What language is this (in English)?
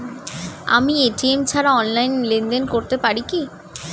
Bangla